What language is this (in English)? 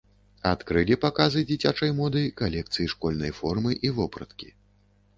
Belarusian